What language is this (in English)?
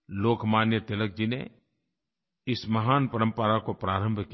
Hindi